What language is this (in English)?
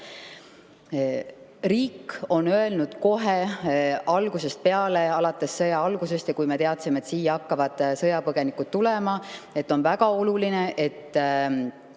Estonian